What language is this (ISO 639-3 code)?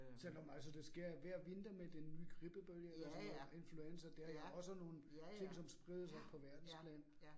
dan